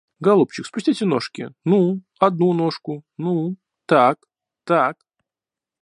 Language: Russian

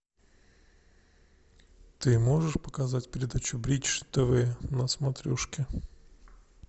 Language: Russian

